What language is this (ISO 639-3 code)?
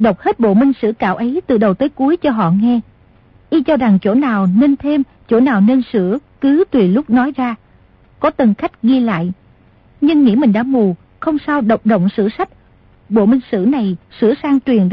vie